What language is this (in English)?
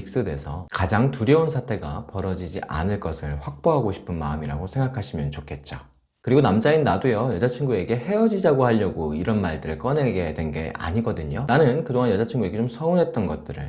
Korean